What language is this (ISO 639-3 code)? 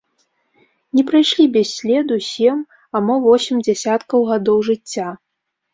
bel